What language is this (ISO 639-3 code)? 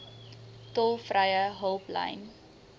afr